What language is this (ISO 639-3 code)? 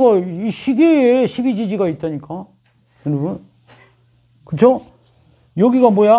kor